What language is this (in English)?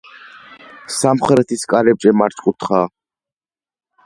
Georgian